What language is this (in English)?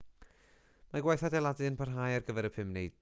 Welsh